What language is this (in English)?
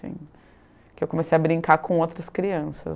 Portuguese